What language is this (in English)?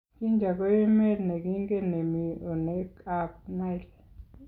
Kalenjin